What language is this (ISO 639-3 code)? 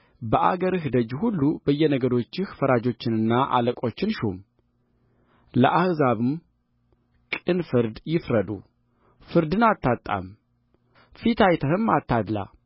amh